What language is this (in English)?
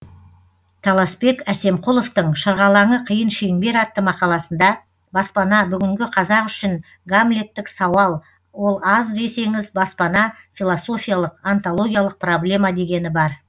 Kazakh